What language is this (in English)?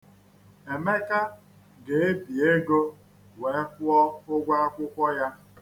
Igbo